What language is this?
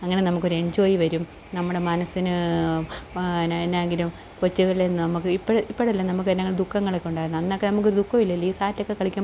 Malayalam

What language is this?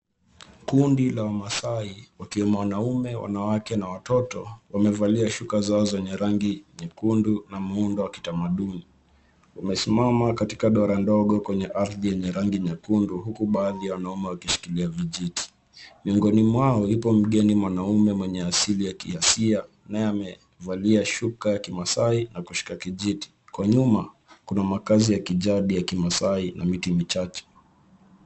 Swahili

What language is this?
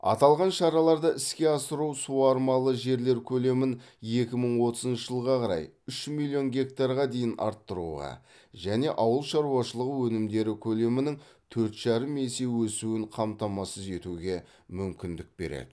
Kazakh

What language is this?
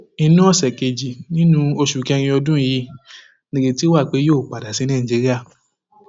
Yoruba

